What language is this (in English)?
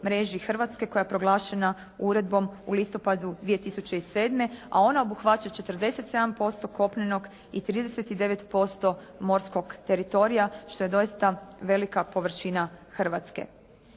Croatian